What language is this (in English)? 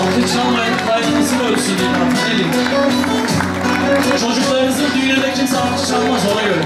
Turkish